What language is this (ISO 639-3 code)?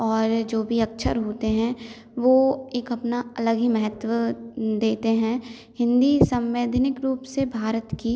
hin